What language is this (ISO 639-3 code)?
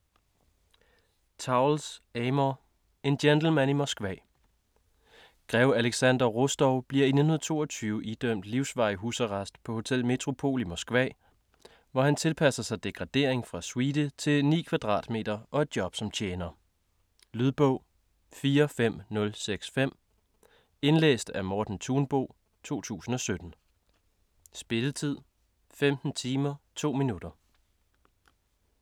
dan